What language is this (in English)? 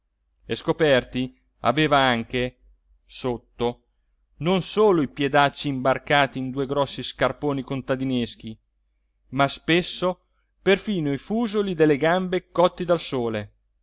Italian